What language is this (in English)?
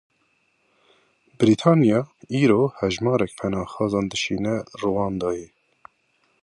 Kurdish